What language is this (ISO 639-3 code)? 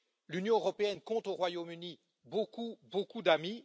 fra